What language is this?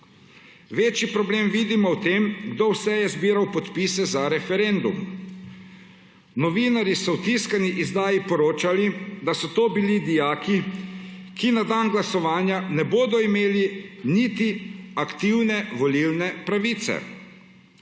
Slovenian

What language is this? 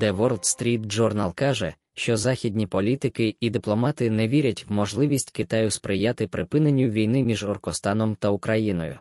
Ukrainian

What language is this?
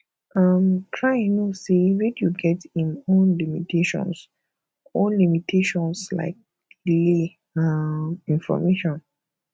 Nigerian Pidgin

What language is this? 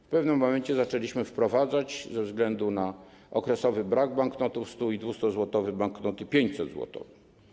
Polish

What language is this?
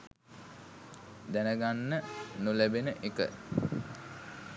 Sinhala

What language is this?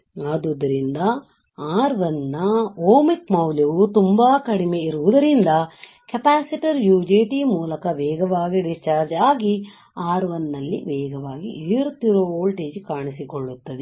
Kannada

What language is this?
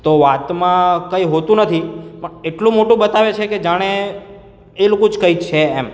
Gujarati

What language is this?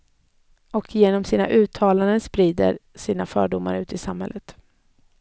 Swedish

